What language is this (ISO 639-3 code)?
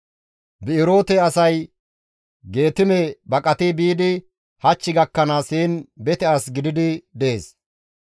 gmv